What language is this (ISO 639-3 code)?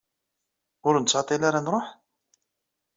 kab